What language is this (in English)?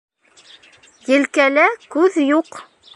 Bashkir